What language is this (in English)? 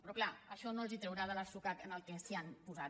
Catalan